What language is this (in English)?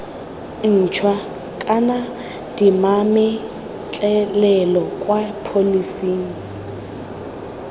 Tswana